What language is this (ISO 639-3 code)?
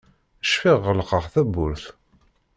kab